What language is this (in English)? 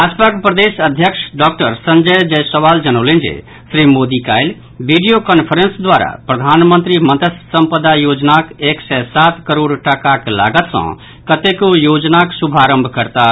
Maithili